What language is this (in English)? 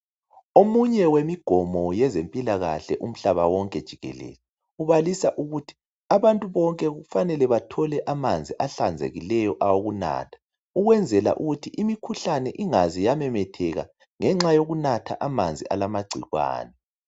North Ndebele